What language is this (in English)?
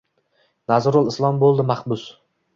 Uzbek